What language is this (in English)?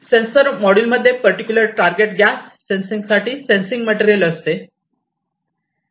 Marathi